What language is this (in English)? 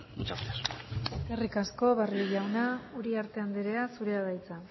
Basque